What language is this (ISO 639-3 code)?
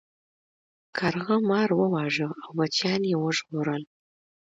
pus